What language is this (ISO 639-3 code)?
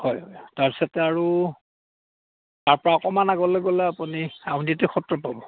asm